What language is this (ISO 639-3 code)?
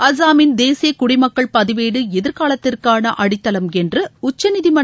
tam